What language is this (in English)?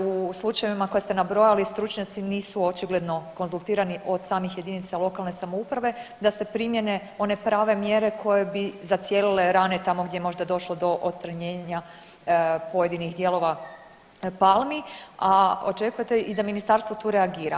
Croatian